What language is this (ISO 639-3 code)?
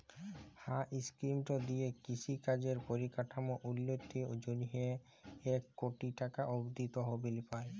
ben